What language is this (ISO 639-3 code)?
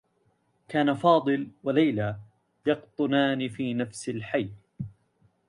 ara